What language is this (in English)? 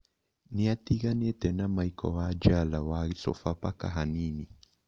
Kikuyu